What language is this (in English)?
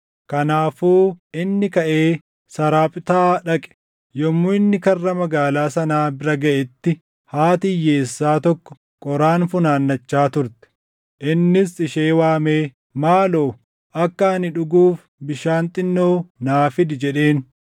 Oromo